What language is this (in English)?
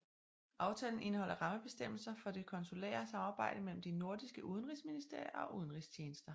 Danish